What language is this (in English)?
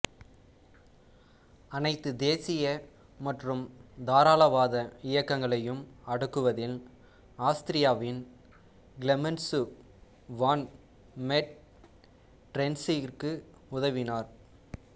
Tamil